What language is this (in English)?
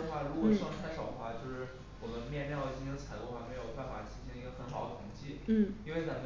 Chinese